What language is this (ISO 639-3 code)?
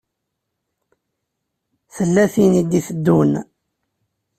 kab